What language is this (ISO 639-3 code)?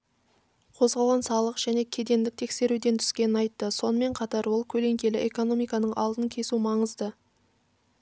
kaz